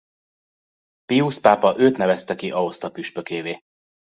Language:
Hungarian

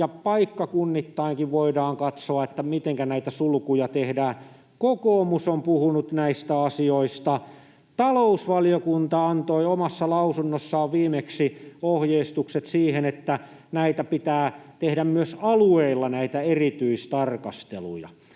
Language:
Finnish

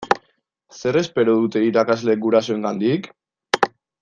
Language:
Basque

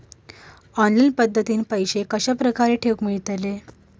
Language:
Marathi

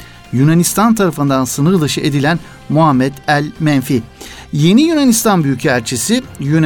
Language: Turkish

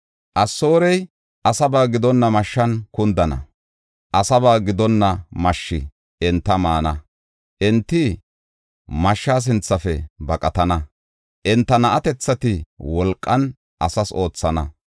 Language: Gofa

